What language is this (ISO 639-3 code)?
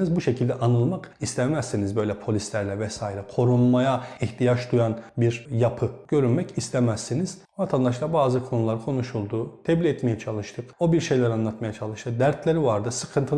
tur